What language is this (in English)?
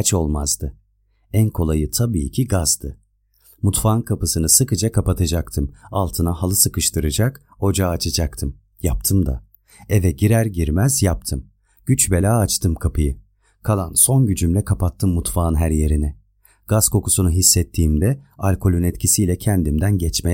Turkish